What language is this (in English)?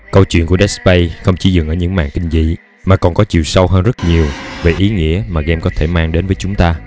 Vietnamese